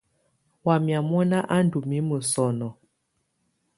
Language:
Tunen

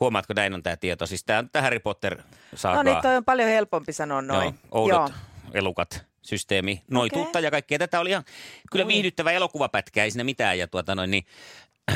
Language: Finnish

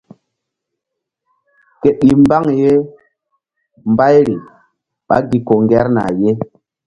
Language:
Mbum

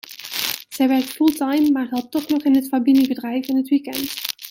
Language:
Dutch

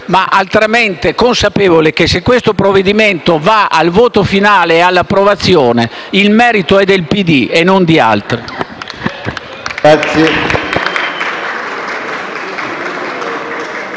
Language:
Italian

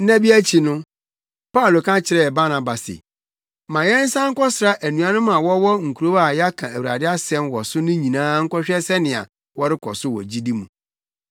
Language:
Akan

